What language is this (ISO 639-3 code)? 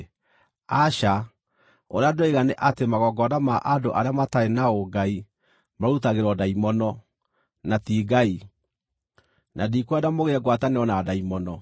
kik